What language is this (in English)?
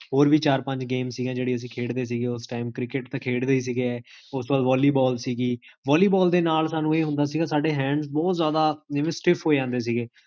Punjabi